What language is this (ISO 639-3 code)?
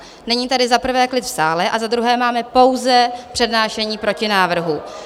ces